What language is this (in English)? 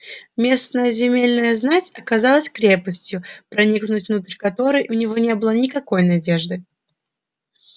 Russian